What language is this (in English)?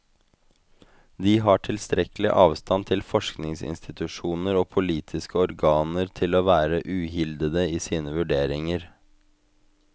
Norwegian